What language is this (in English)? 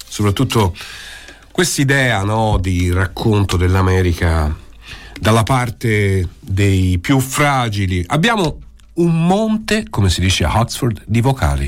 Italian